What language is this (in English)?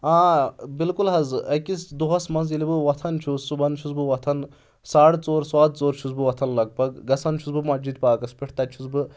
Kashmiri